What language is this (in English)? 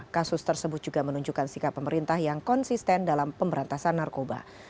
Indonesian